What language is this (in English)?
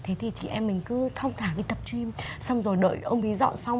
Vietnamese